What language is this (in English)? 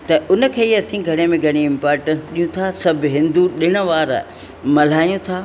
Sindhi